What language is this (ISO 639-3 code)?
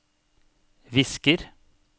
nor